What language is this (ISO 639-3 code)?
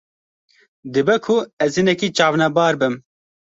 kur